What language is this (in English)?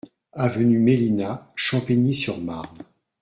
French